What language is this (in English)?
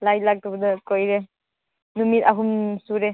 Manipuri